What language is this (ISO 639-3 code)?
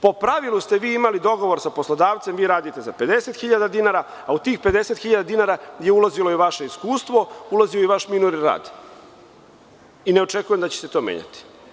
srp